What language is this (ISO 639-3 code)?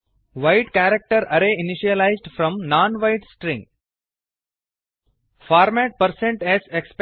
kan